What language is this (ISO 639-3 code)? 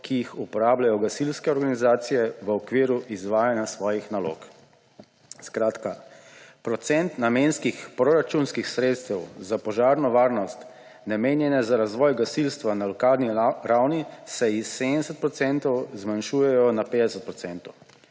slv